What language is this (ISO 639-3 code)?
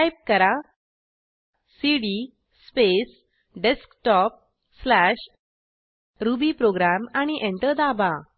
mar